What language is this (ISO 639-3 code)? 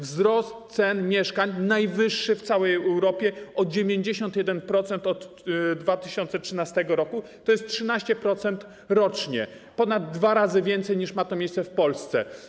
pol